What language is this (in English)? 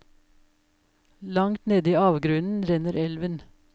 Norwegian